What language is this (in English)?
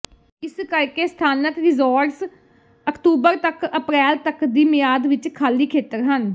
Punjabi